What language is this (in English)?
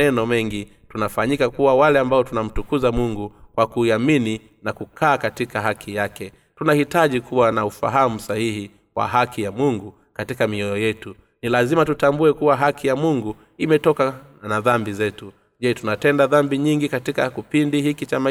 Swahili